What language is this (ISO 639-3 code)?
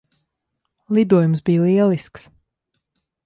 lav